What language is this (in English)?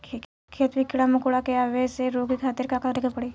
Bhojpuri